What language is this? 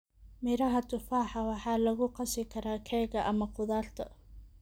Somali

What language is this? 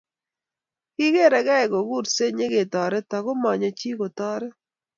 Kalenjin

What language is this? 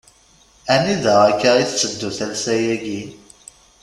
Kabyle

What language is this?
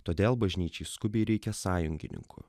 Lithuanian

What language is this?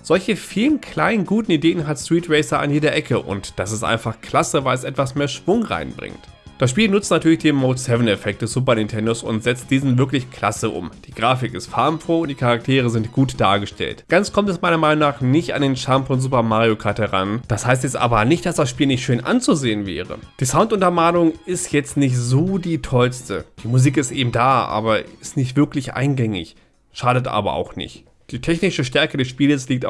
German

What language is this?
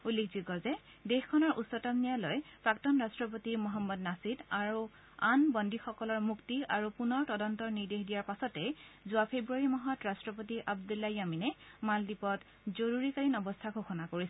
Assamese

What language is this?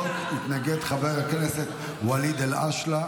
Hebrew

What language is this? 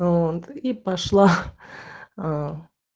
Russian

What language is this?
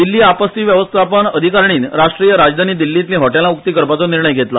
Konkani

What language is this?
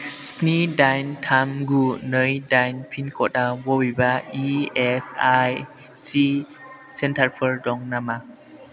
Bodo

